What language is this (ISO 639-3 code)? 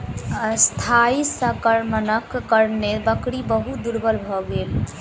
mai